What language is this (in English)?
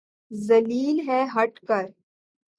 Urdu